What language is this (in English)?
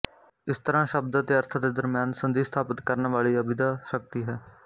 Punjabi